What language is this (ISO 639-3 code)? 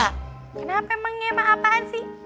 ind